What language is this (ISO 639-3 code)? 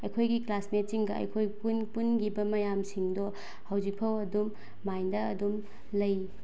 mni